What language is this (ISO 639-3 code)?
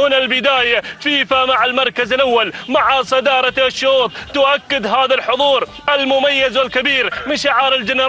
ara